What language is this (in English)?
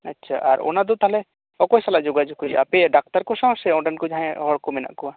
Santali